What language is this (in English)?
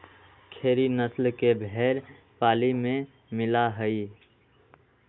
Magahi